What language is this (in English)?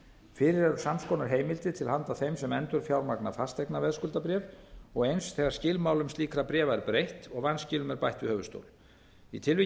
Icelandic